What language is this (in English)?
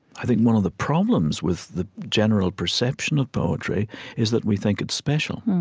English